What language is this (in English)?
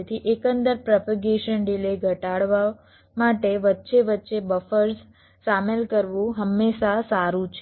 Gujarati